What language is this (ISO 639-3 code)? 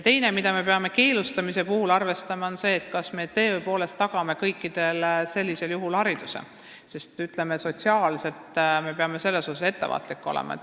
est